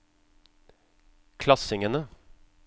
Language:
Norwegian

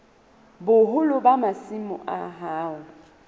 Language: Southern Sotho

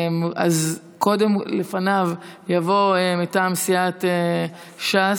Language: Hebrew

